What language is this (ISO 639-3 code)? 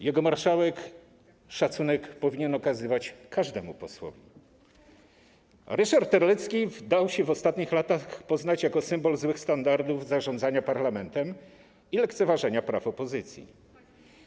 pol